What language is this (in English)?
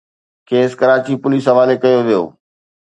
Sindhi